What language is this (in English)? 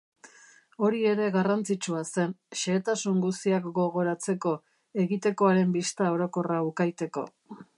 Basque